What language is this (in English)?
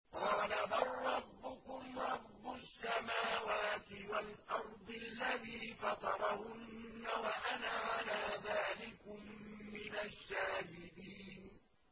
Arabic